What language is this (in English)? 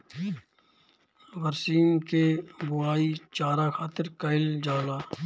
Bhojpuri